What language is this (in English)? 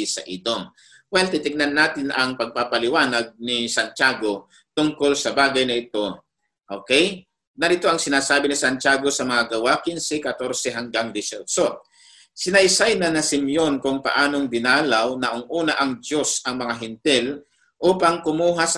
Filipino